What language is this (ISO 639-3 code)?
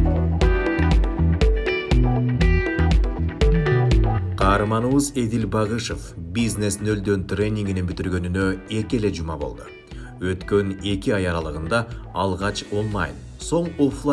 tur